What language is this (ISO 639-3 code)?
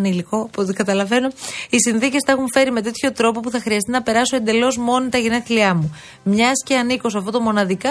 ell